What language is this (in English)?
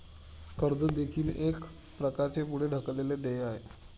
Marathi